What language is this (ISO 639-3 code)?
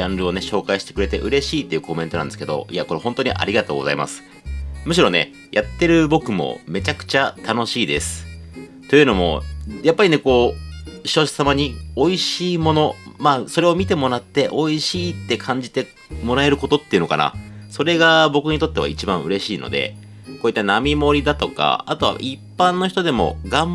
jpn